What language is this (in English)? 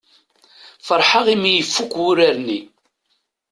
Kabyle